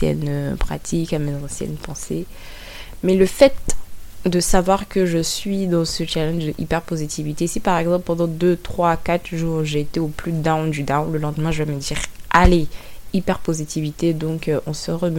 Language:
French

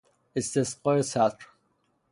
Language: Persian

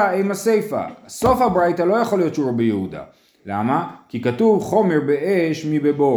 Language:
Hebrew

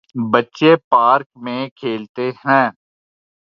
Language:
Urdu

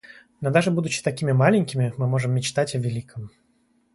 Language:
Russian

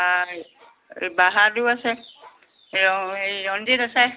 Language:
Assamese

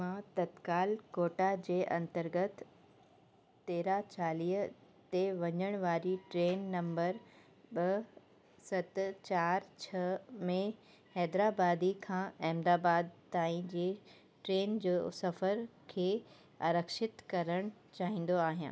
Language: Sindhi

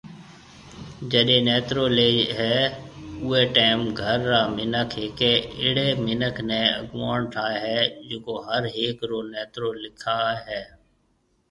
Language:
Marwari (Pakistan)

